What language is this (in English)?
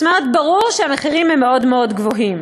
Hebrew